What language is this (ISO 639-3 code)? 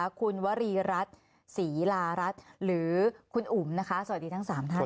tha